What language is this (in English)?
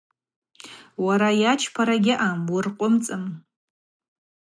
Abaza